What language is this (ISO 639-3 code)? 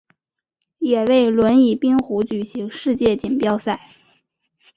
zho